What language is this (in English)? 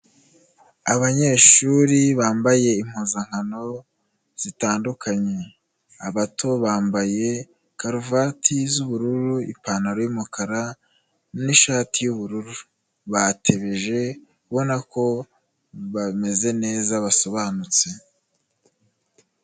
Kinyarwanda